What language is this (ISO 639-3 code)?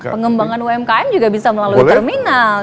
ind